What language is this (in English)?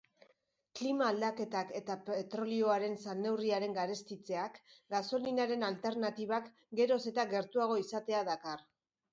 Basque